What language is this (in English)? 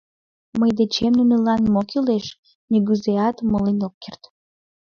Mari